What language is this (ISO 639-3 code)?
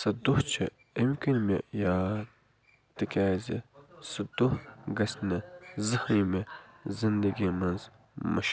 kas